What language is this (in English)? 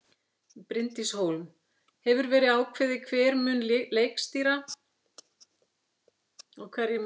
Icelandic